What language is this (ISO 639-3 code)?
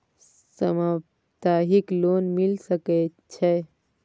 mai